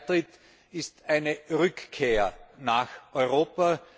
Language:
German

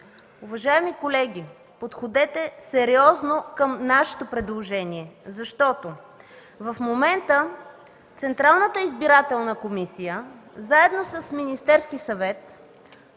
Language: Bulgarian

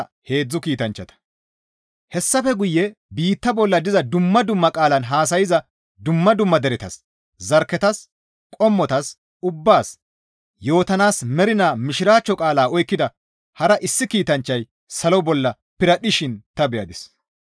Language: Gamo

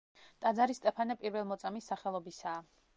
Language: Georgian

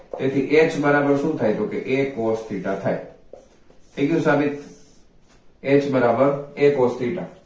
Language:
Gujarati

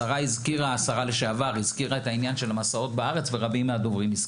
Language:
Hebrew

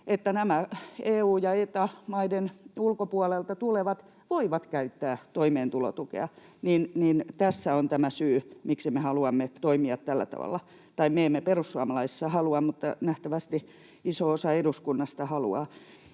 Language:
Finnish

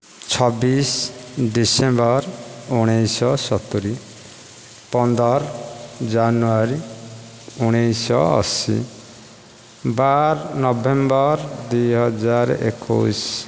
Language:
Odia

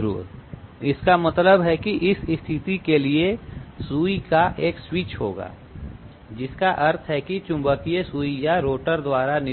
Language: Hindi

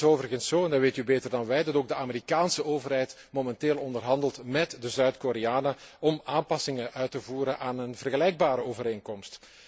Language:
Dutch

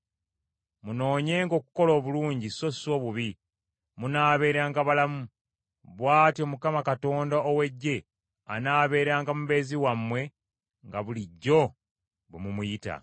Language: Ganda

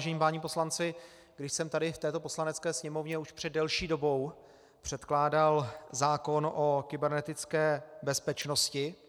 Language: Czech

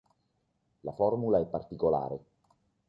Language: Italian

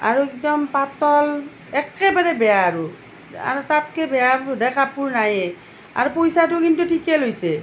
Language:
Assamese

